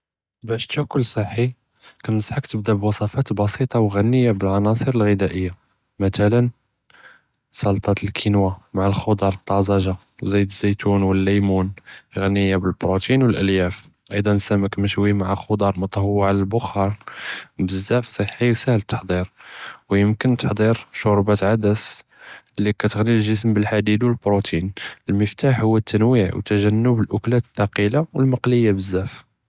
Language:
Judeo-Arabic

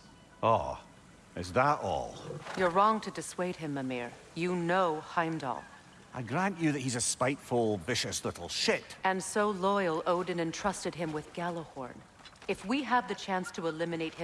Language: English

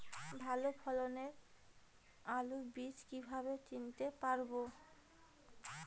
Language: Bangla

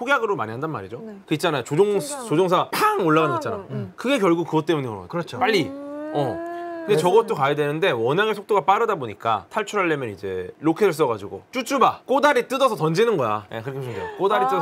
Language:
Korean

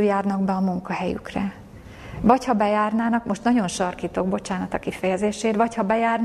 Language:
Hungarian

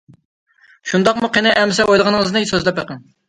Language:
Uyghur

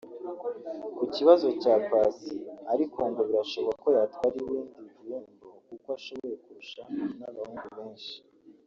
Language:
Kinyarwanda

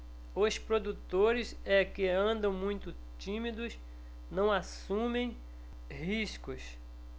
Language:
Portuguese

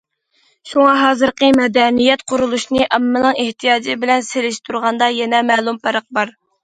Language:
Uyghur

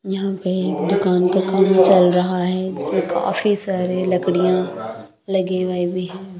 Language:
Hindi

